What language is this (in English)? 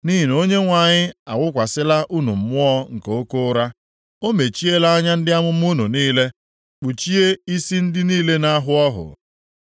Igbo